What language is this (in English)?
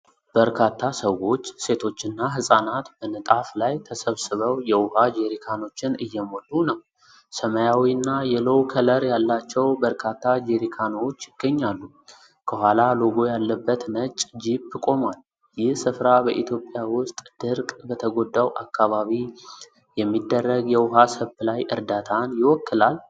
Amharic